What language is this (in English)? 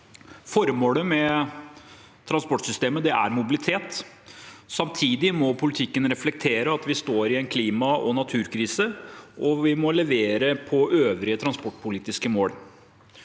Norwegian